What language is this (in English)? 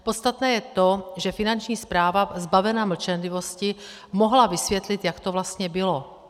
Czech